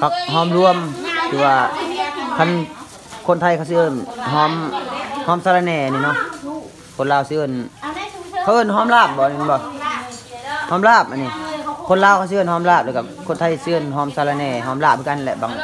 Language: Thai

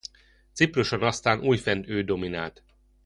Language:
Hungarian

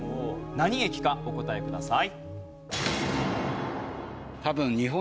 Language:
Japanese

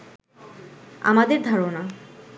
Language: Bangla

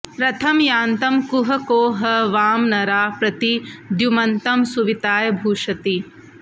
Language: Sanskrit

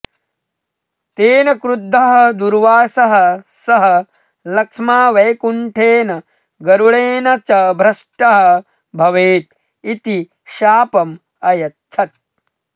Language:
Sanskrit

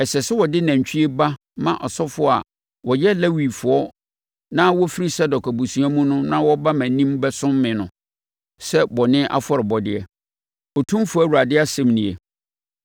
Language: Akan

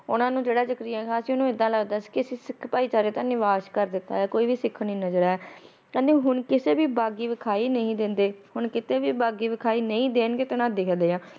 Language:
Punjabi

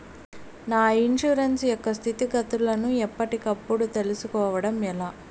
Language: Telugu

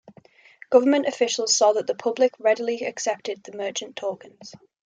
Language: English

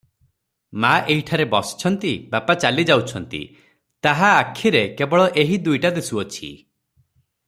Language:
Odia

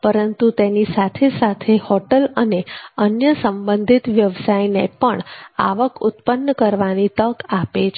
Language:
Gujarati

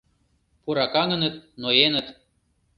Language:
Mari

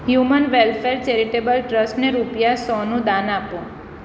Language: Gujarati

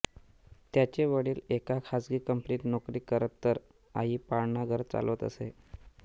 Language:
Marathi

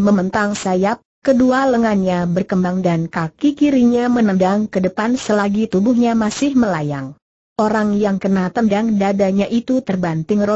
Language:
Indonesian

